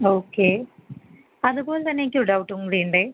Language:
Malayalam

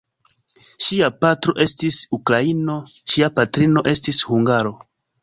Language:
Esperanto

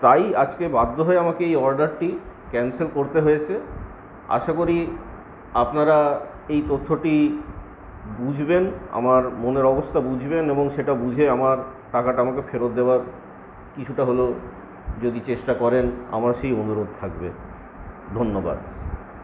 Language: Bangla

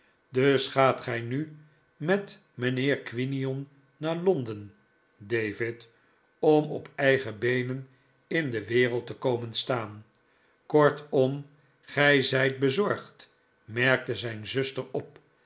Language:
Dutch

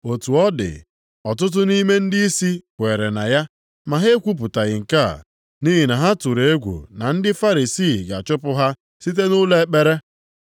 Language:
Igbo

